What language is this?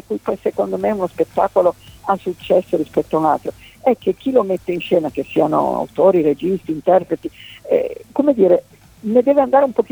Italian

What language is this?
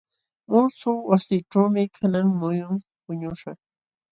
Jauja Wanca Quechua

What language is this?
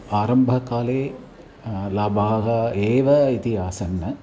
Sanskrit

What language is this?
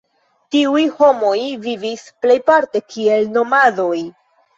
Esperanto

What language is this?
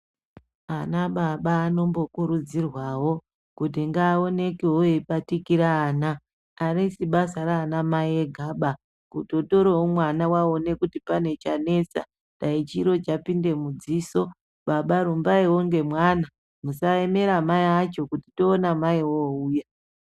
Ndau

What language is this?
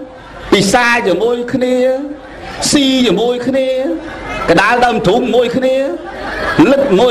Vietnamese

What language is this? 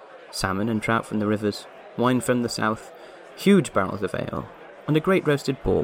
English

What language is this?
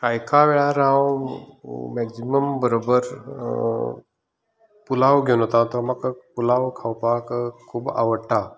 Konkani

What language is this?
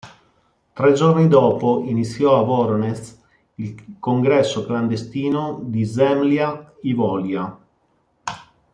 Italian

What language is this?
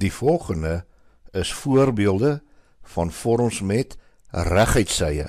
Dutch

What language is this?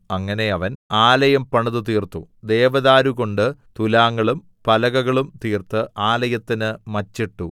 Malayalam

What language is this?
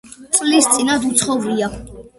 Georgian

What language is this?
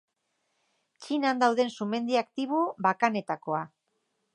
Basque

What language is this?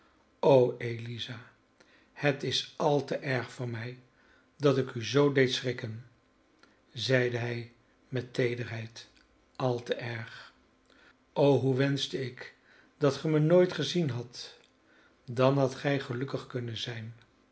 Dutch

